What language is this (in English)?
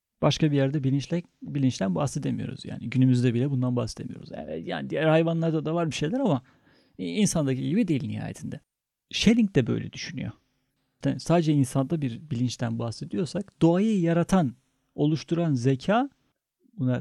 Turkish